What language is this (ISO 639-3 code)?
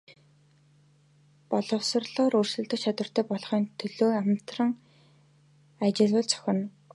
mon